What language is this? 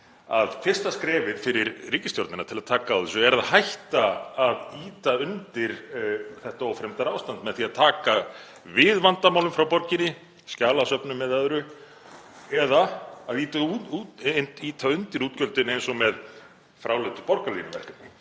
Icelandic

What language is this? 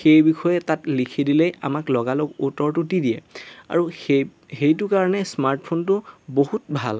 Assamese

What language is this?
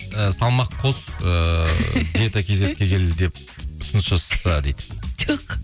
Kazakh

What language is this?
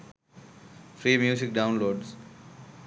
Sinhala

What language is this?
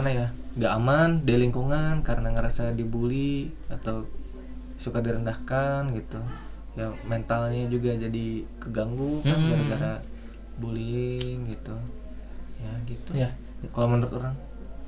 Indonesian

